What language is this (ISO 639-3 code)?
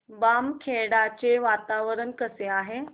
mar